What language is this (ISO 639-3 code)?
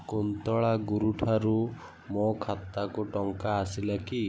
ori